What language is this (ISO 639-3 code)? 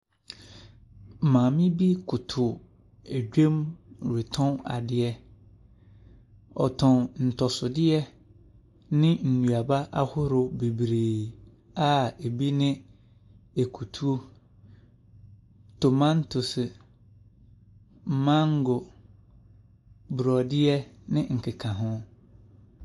aka